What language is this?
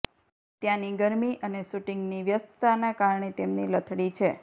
Gujarati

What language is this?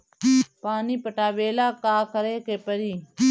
Bhojpuri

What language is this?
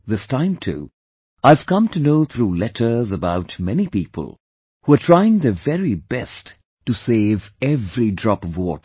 English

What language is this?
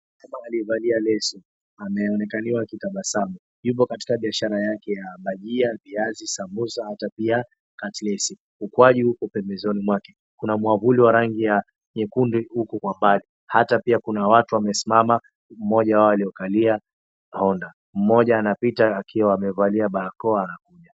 Swahili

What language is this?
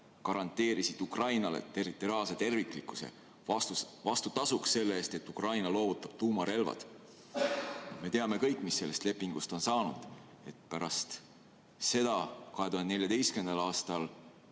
Estonian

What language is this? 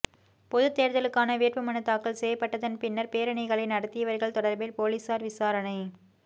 Tamil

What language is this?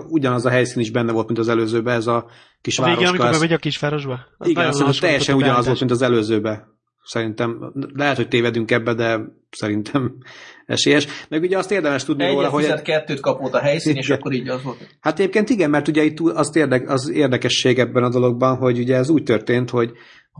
Hungarian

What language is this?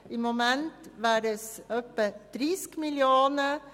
Swiss German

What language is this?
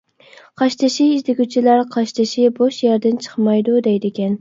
Uyghur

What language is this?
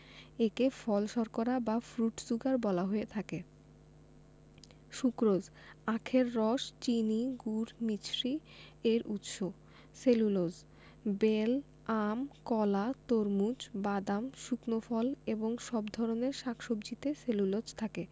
Bangla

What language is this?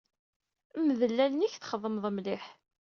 Kabyle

